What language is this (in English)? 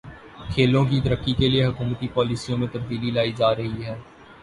Urdu